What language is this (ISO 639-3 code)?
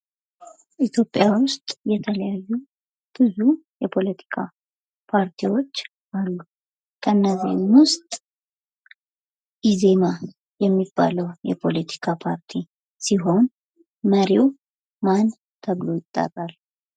amh